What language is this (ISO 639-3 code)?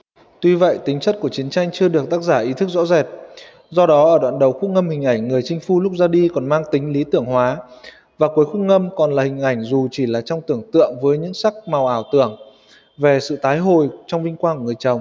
vie